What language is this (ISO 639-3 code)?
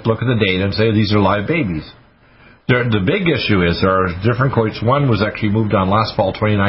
eng